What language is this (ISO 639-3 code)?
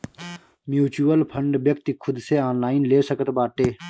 bho